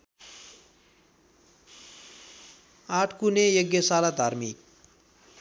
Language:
Nepali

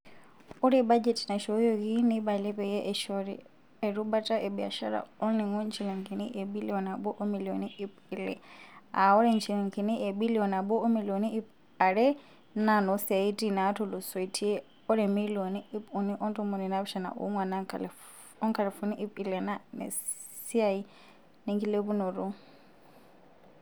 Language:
Masai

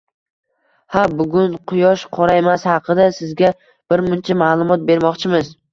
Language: Uzbek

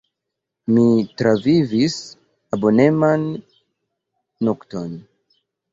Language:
Esperanto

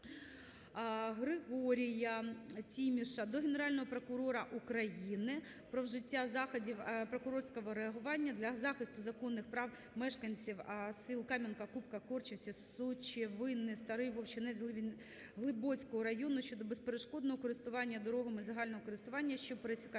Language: Ukrainian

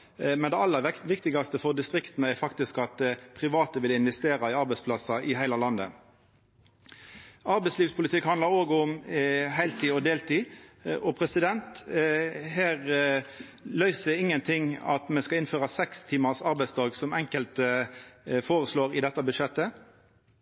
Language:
Norwegian Nynorsk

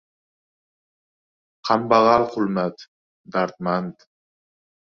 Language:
Uzbek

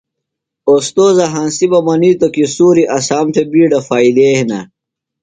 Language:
Phalura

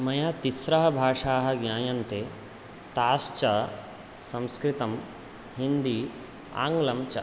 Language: Sanskrit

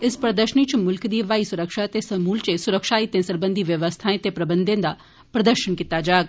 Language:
Dogri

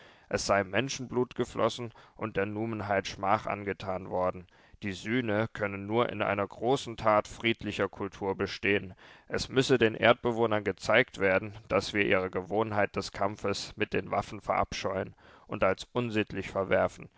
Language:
German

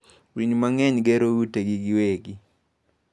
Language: Luo (Kenya and Tanzania)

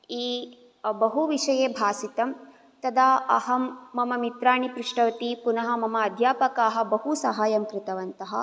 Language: Sanskrit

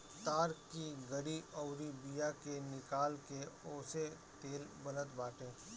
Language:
Bhojpuri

